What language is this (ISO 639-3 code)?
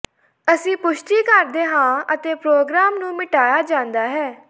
pan